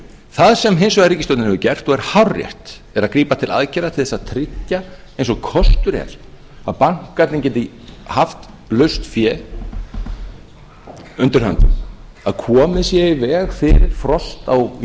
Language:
Icelandic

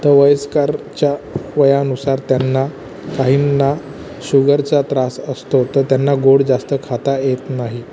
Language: Marathi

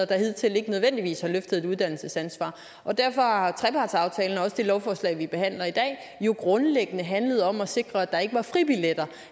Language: Danish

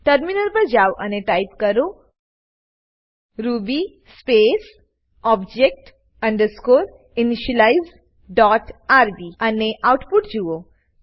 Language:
Gujarati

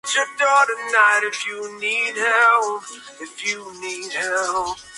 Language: Spanish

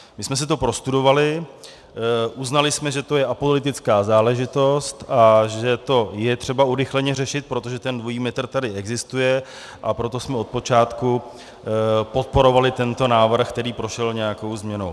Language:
Czech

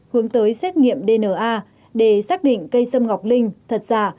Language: Vietnamese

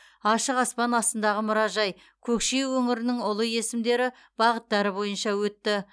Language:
Kazakh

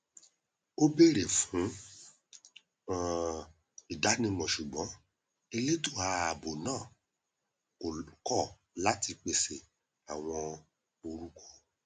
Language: Yoruba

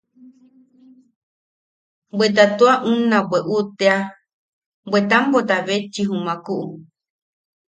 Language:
Yaqui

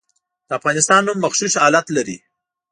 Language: Pashto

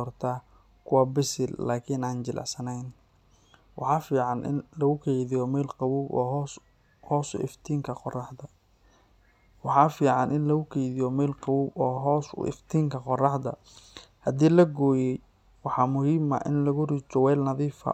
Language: Somali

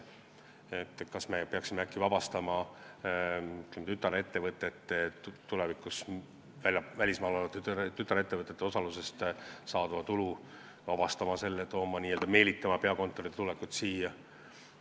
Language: Estonian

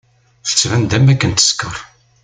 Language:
Kabyle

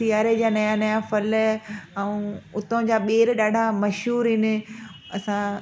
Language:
Sindhi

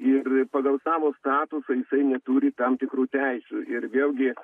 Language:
Lithuanian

